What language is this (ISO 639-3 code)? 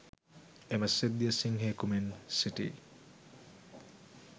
sin